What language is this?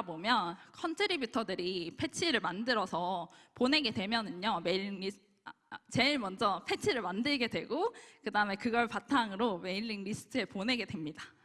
Korean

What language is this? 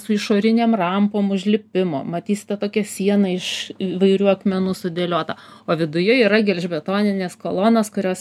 Lithuanian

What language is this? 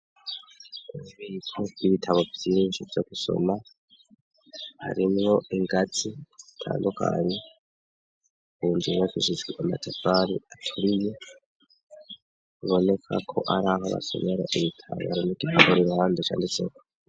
Rundi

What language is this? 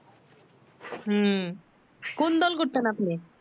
Bangla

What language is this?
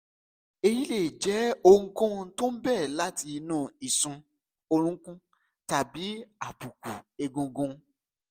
Yoruba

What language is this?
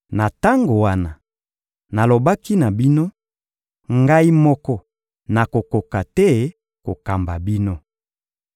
Lingala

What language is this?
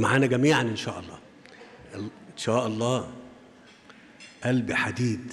Arabic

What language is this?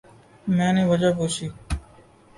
Urdu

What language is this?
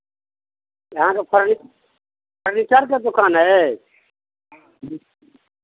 Maithili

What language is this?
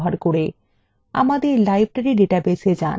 Bangla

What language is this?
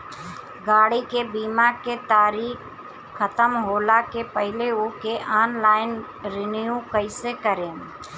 Bhojpuri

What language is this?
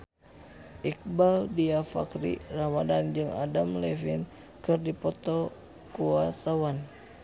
Sundanese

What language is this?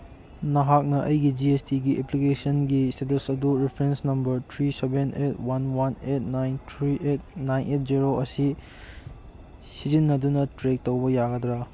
Manipuri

